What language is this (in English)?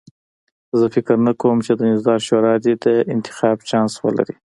Pashto